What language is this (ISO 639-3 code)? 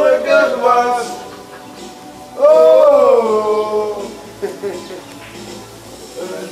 nld